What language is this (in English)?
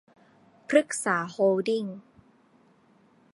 Thai